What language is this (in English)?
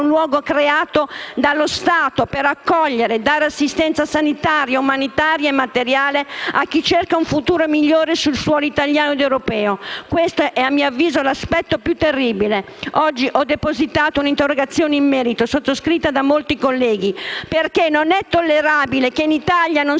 Italian